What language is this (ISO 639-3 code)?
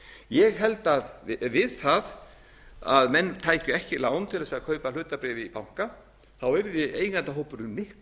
isl